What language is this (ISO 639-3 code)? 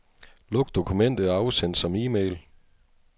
dan